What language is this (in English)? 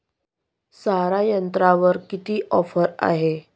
Marathi